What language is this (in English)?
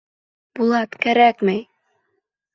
Bashkir